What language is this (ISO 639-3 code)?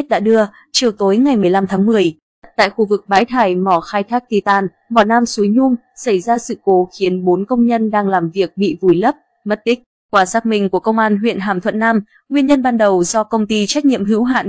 vie